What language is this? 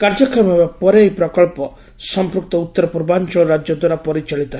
Odia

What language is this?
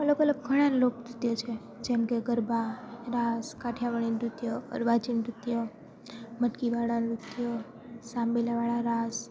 Gujarati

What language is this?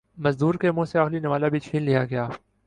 Urdu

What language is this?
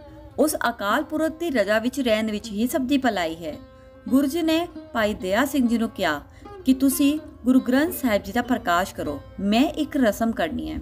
Hindi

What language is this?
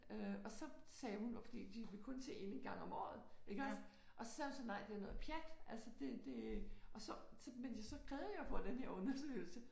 Danish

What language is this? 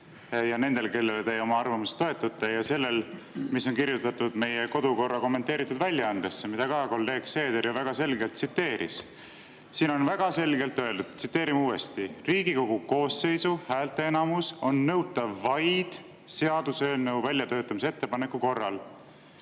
Estonian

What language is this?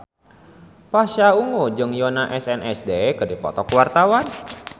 Sundanese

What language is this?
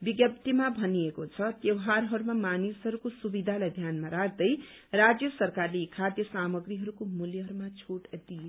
Nepali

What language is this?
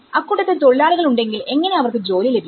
Malayalam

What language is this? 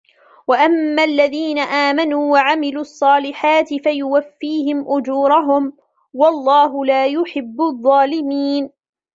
Arabic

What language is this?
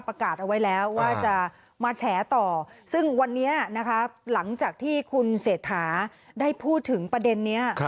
Thai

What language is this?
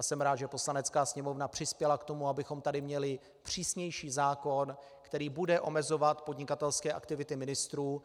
Czech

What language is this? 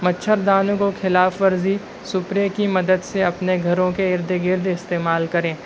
Urdu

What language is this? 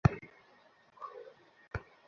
Bangla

